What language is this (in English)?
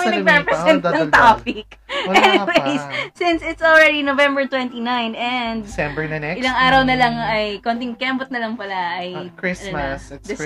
Filipino